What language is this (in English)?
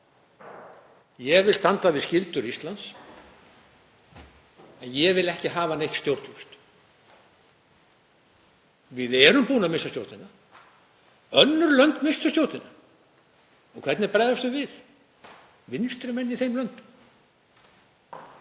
Icelandic